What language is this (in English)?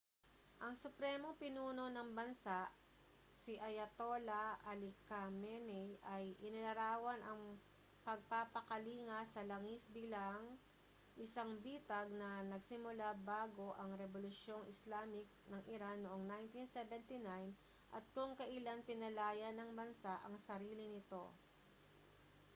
Filipino